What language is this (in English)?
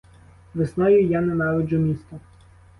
Ukrainian